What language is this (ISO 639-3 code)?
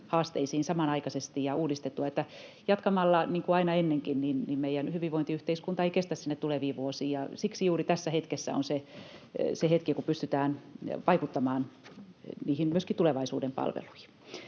fin